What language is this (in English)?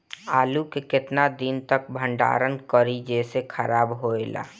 Bhojpuri